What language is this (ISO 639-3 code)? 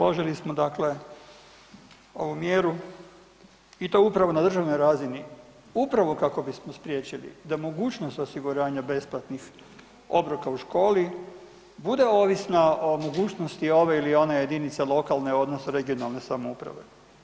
hrv